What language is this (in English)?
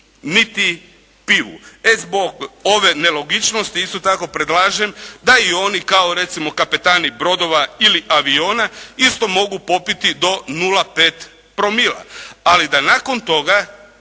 Croatian